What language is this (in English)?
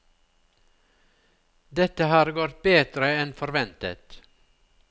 Norwegian